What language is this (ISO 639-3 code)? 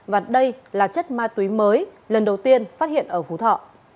vie